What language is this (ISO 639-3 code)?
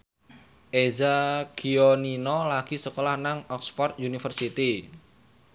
jav